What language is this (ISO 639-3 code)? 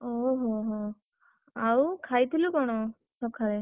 ori